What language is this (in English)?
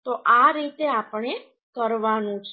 Gujarati